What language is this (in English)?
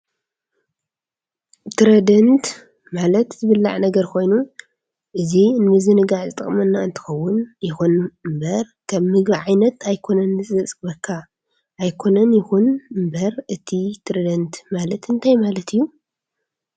Tigrinya